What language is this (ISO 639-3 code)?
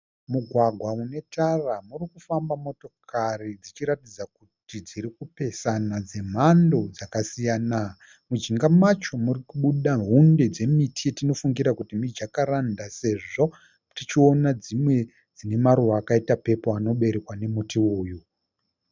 sna